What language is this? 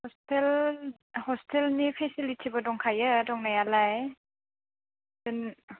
Bodo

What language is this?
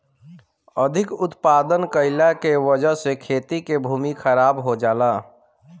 Bhojpuri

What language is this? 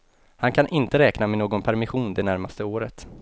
Swedish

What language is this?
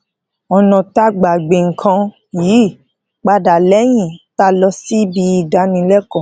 Yoruba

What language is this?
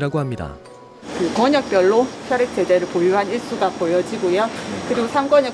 Korean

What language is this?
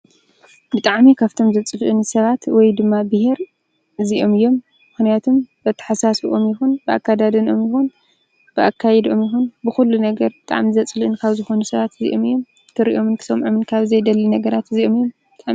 Tigrinya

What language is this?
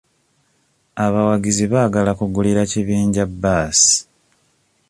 Ganda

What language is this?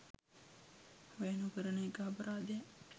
Sinhala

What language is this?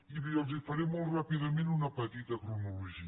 Catalan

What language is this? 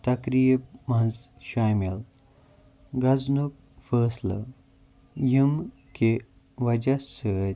Kashmiri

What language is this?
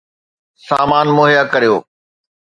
Sindhi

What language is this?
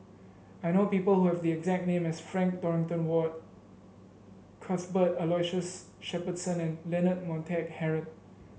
English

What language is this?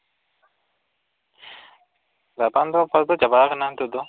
Santali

